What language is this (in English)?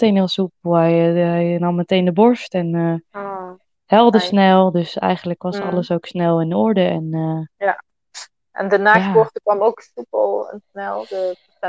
Dutch